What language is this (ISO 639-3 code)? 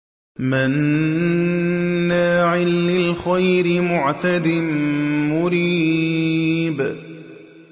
ara